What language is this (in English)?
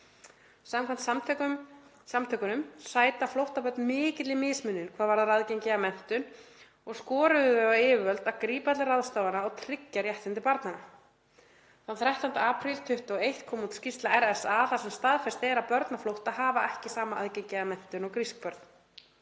Icelandic